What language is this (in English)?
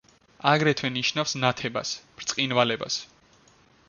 Georgian